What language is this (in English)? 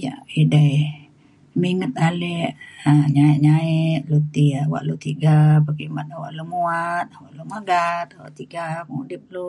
Mainstream Kenyah